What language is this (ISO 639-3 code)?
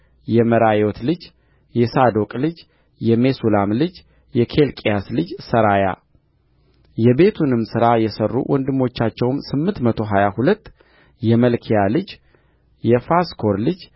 amh